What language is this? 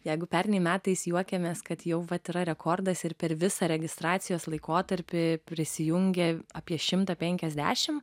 Lithuanian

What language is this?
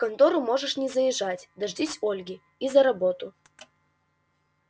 Russian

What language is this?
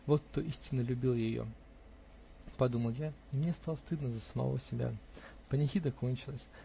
Russian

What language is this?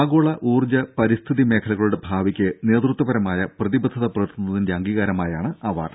Malayalam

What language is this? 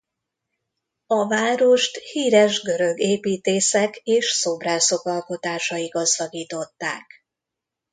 Hungarian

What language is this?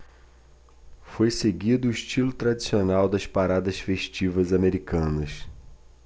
Portuguese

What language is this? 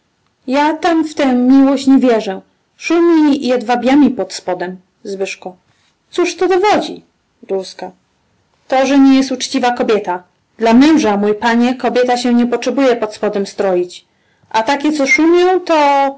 Polish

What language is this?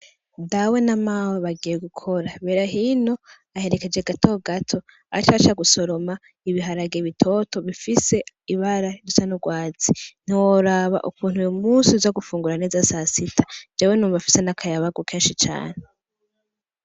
Rundi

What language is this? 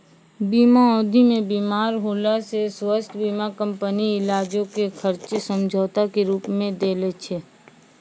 Maithili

